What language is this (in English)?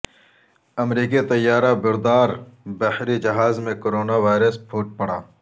Urdu